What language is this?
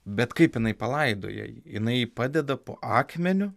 Lithuanian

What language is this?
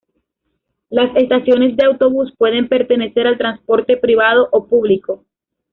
Spanish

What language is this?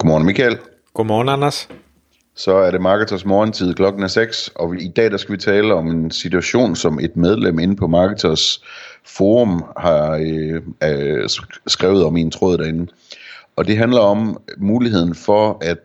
Danish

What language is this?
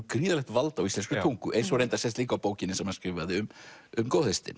Icelandic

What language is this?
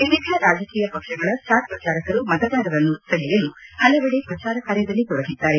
Kannada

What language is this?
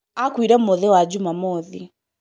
Kikuyu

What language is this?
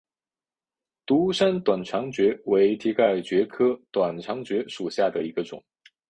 Chinese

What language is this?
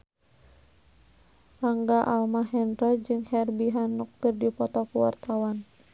Sundanese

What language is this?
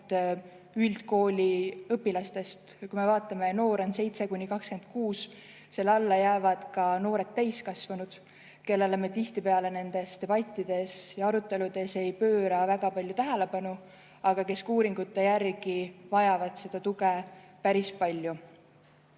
Estonian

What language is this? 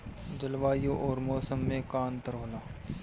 Bhojpuri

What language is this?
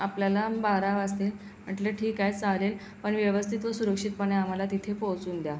Marathi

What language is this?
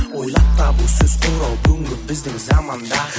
Kazakh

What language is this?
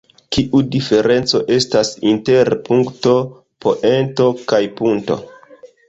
Esperanto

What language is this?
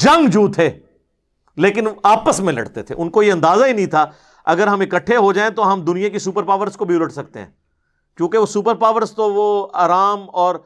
Urdu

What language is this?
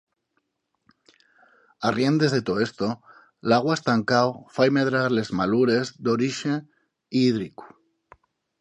Asturian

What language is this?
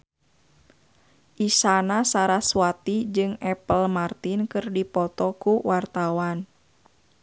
Sundanese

